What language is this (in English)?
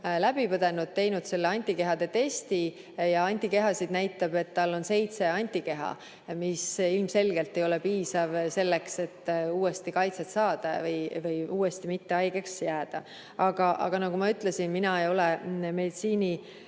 Estonian